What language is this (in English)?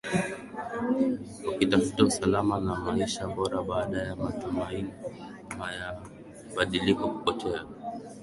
Swahili